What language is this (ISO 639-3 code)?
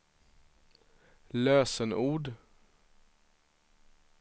swe